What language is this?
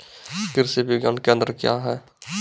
Maithili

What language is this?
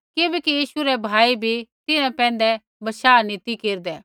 Kullu Pahari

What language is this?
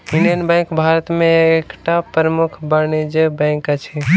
Maithili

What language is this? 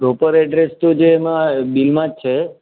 Gujarati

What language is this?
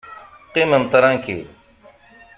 Kabyle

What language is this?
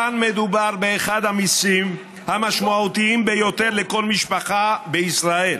Hebrew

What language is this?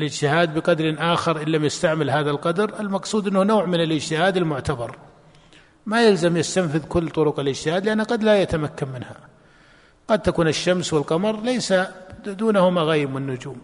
Arabic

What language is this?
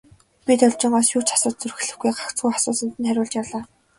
Mongolian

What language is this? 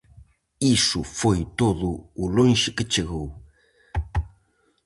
Galician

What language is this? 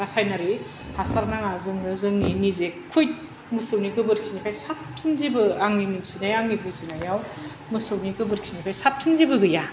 Bodo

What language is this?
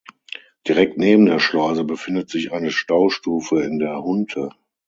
German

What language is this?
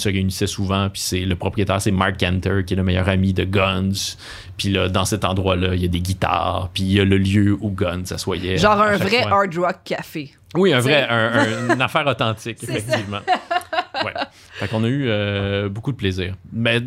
French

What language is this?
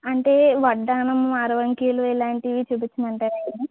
Telugu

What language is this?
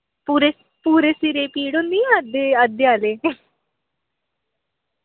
Dogri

